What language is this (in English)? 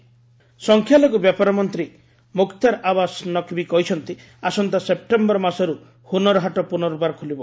Odia